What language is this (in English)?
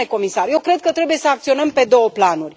Romanian